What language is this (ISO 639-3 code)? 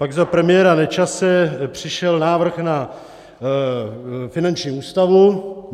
ces